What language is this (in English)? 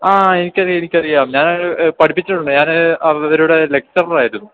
Malayalam